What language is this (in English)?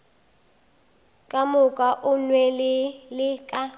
Northern Sotho